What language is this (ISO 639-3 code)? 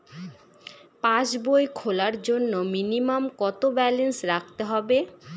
ben